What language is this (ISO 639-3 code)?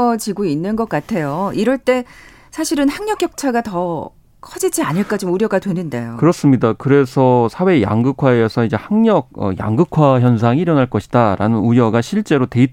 kor